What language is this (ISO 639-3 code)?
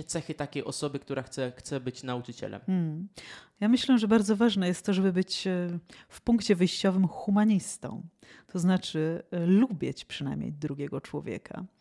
pol